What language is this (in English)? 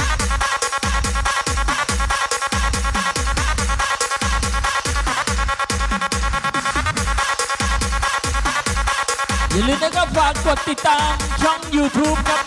Thai